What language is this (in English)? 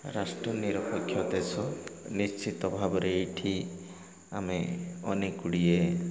Odia